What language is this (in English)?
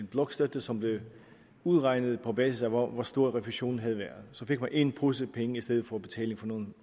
Danish